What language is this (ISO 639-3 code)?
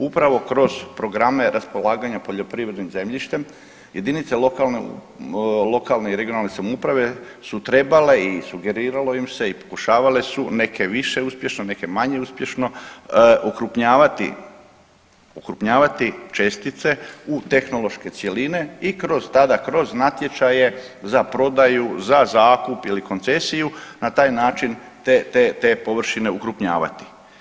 hrv